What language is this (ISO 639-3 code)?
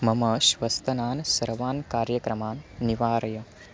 san